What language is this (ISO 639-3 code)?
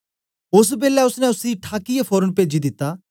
doi